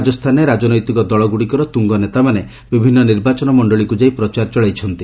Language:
Odia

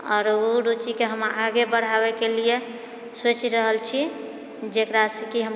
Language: Maithili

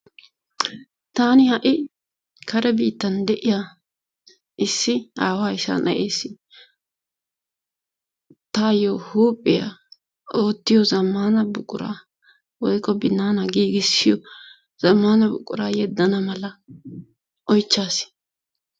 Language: Wolaytta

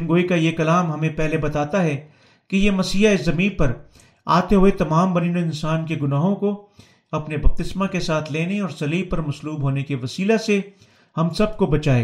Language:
Urdu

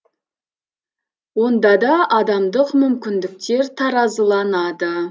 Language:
Kazakh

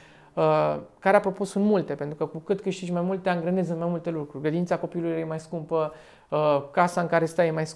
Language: Romanian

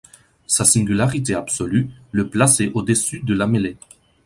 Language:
French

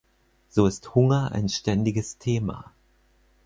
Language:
German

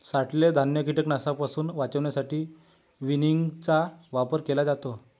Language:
Marathi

